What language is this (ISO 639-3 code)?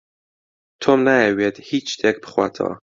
ckb